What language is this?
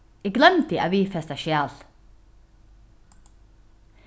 Faroese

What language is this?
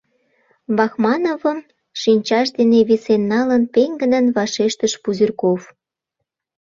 Mari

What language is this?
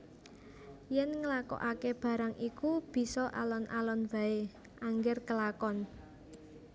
Javanese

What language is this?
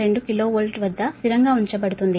Telugu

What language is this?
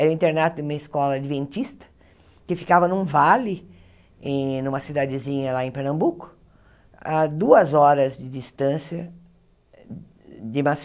Portuguese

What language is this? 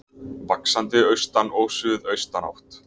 Icelandic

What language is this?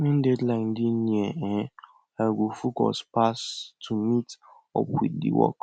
Nigerian Pidgin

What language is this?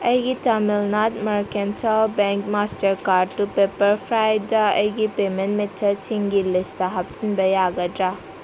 Manipuri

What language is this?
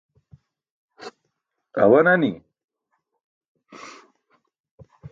Burushaski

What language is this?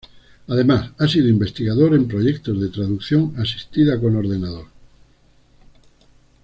Spanish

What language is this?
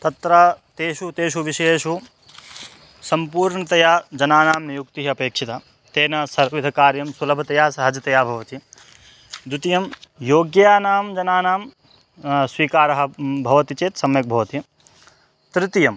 Sanskrit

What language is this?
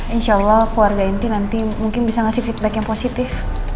Indonesian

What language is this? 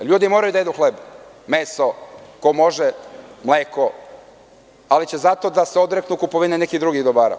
Serbian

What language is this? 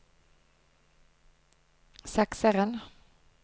Norwegian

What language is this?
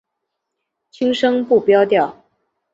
Chinese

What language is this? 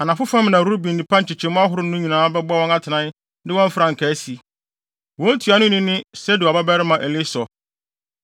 Akan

